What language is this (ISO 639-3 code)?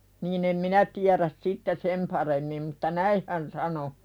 fin